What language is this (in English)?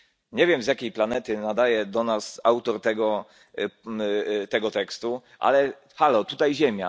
Polish